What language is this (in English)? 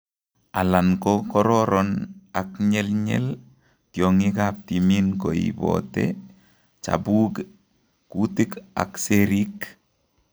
Kalenjin